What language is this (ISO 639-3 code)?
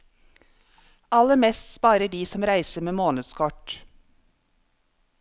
nor